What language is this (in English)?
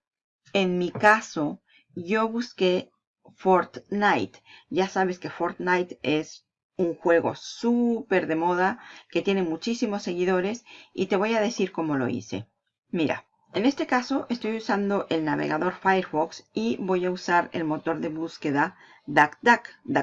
Spanish